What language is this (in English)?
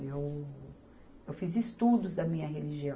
Portuguese